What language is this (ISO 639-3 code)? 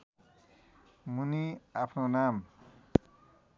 nep